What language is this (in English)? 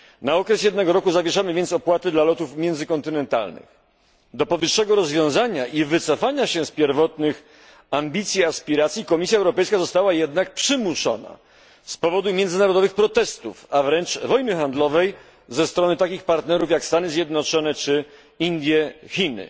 Polish